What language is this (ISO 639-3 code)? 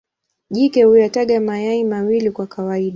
swa